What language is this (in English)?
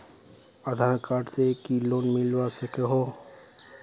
Magahi